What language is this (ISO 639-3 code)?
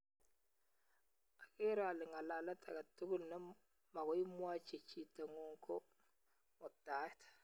kln